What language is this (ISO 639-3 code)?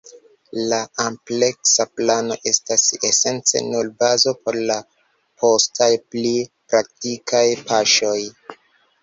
epo